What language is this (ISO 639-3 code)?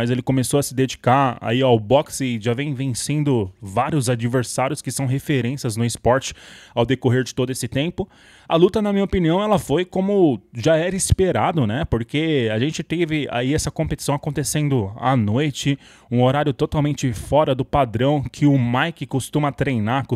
por